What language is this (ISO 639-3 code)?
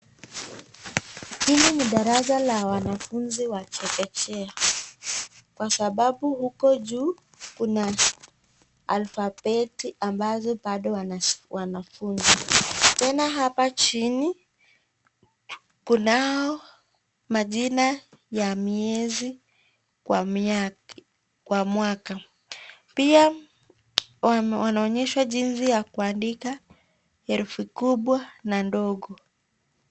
swa